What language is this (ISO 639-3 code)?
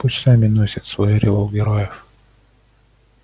rus